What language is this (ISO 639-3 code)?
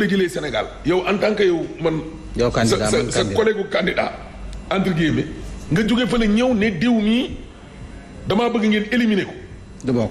fra